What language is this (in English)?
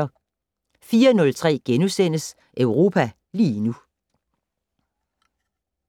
Danish